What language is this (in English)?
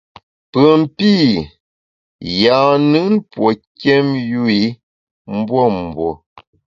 Bamun